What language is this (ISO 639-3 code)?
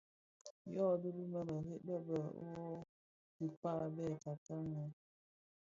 ksf